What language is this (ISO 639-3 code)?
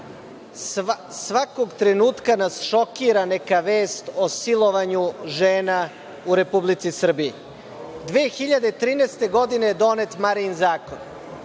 srp